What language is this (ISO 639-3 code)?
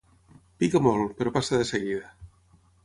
cat